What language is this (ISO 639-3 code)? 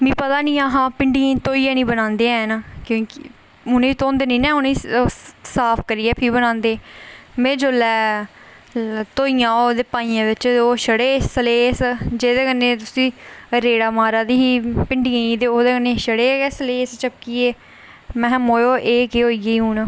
doi